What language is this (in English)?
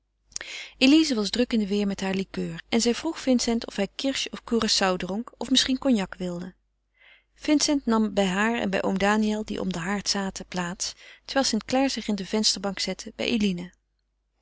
Dutch